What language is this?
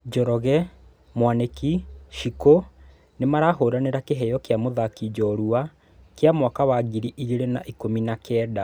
Kikuyu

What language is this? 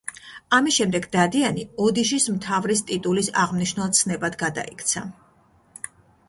Georgian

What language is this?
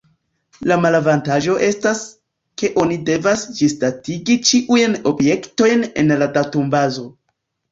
Esperanto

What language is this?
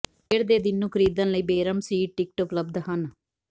Punjabi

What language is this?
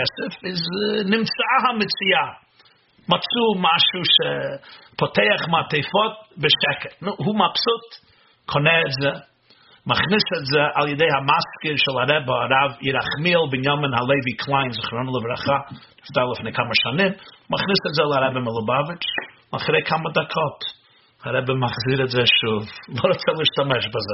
Hebrew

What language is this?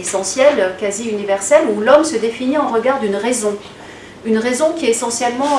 French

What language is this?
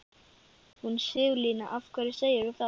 Icelandic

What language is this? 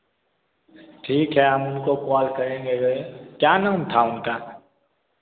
Hindi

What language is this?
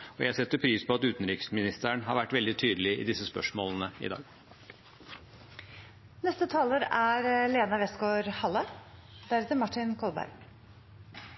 Norwegian Bokmål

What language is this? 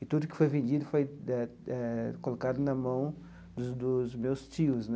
Portuguese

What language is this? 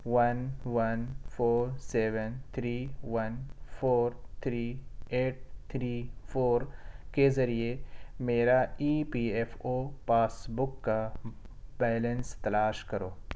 Urdu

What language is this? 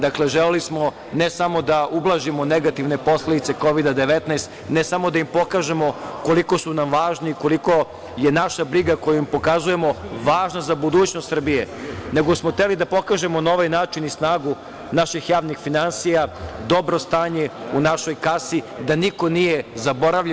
Serbian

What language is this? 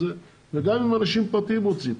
Hebrew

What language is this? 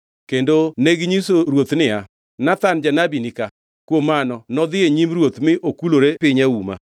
Luo (Kenya and Tanzania)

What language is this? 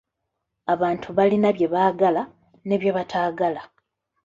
Ganda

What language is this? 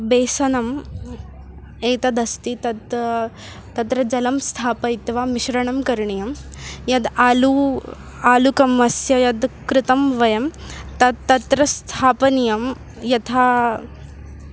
Sanskrit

